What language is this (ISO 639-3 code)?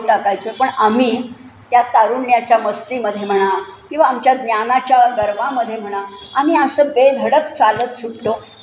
mar